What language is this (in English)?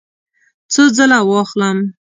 Pashto